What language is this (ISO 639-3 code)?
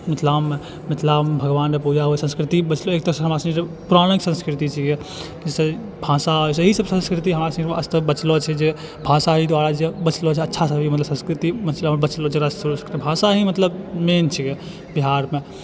mai